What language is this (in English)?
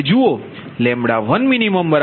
Gujarati